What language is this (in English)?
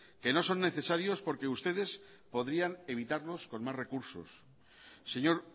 Spanish